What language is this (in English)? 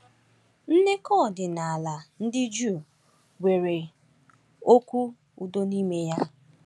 Igbo